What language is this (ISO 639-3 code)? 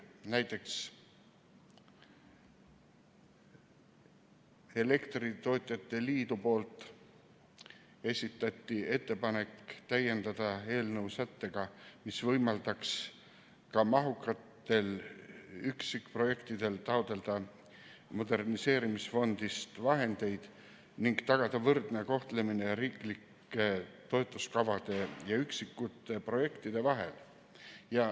est